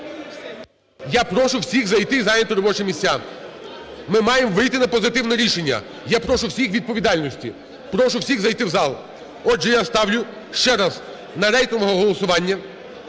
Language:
Ukrainian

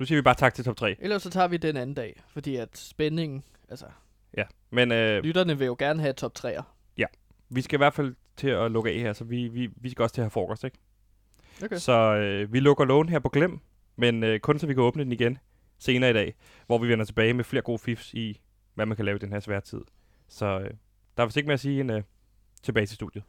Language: Danish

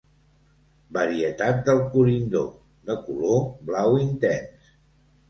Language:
Catalan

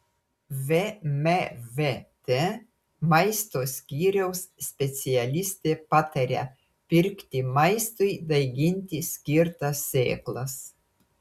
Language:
Lithuanian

